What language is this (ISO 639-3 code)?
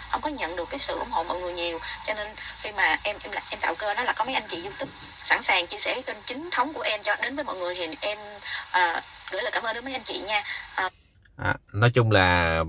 vie